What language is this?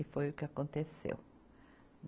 Portuguese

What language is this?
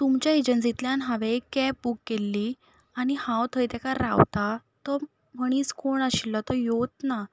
Konkani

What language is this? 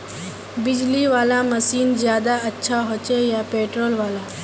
Magahi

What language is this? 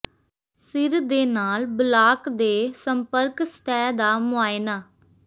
Punjabi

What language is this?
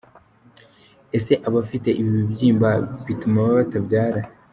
Kinyarwanda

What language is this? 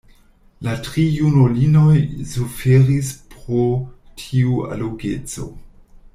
Esperanto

